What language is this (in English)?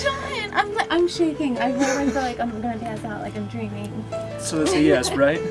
English